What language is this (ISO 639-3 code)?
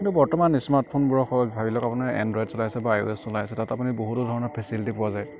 asm